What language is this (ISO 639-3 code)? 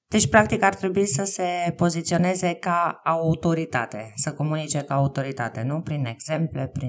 ron